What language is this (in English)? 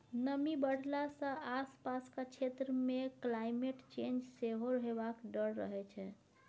Maithili